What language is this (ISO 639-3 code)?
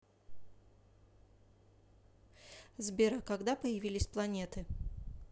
rus